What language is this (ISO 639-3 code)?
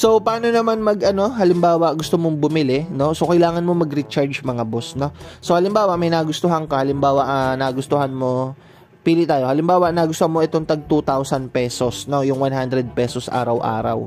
fil